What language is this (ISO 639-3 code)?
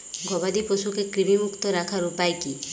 ben